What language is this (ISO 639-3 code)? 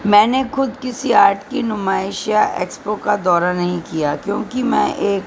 urd